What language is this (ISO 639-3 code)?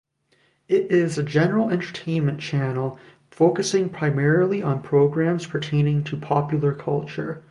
eng